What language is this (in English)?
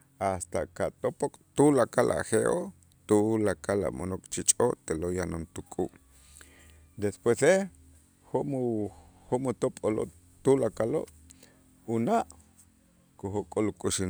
Itzá